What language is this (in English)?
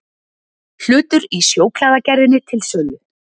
Icelandic